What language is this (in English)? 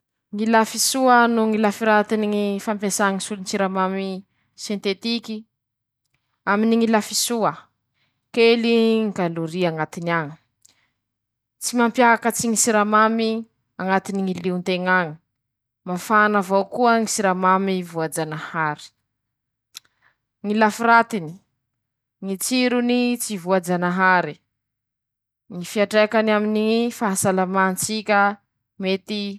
Masikoro Malagasy